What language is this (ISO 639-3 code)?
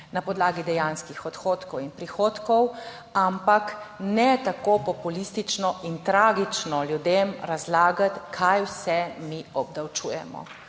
slv